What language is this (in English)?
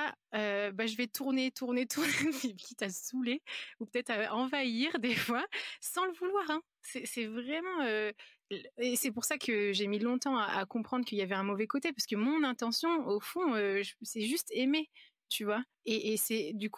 French